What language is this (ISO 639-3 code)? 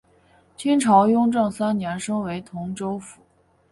zho